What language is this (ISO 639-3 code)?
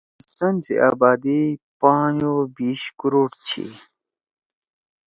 trw